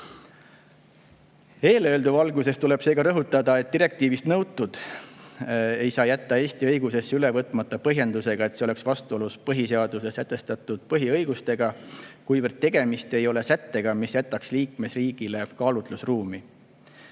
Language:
Estonian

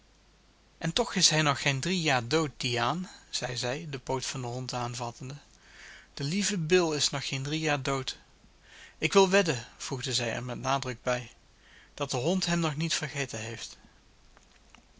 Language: Dutch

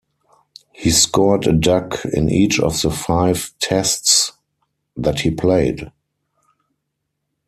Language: English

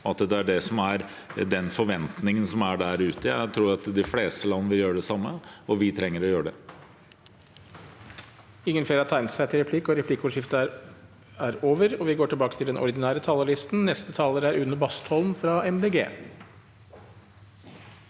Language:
Norwegian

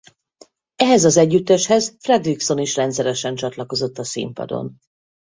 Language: Hungarian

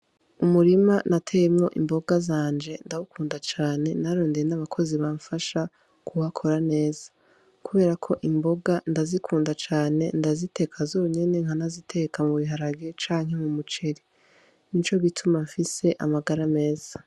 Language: Rundi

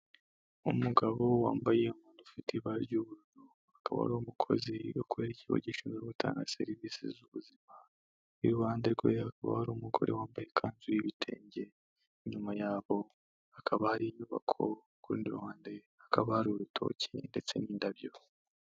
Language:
Kinyarwanda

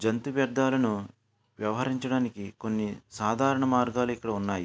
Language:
Telugu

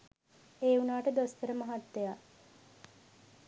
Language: Sinhala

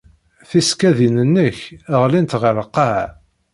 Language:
Kabyle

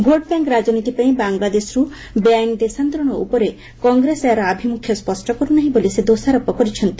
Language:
Odia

